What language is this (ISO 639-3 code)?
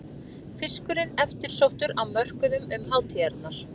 isl